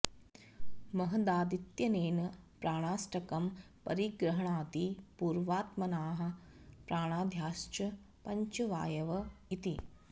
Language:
Sanskrit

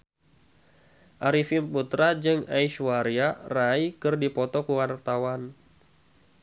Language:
Sundanese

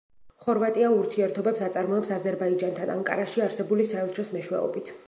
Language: Georgian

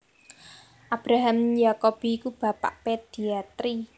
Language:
Javanese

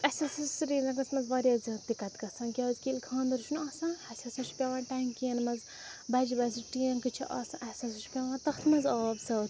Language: Kashmiri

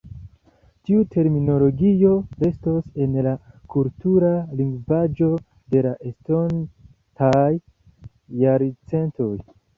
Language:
Esperanto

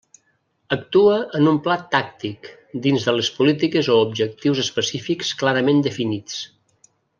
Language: Catalan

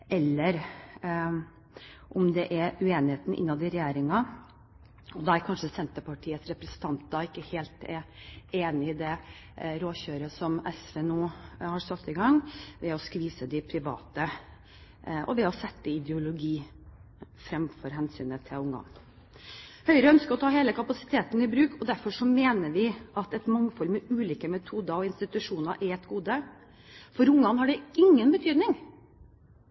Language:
Norwegian Bokmål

